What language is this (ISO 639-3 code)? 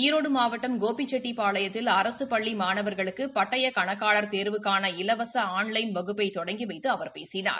tam